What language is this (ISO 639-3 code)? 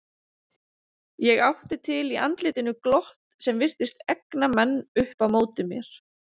isl